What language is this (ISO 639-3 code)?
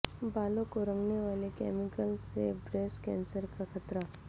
urd